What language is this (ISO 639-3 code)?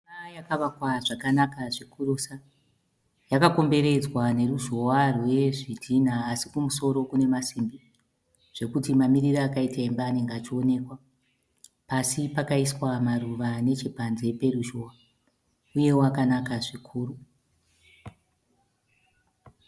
sna